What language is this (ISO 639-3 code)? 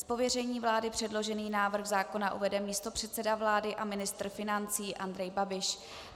ces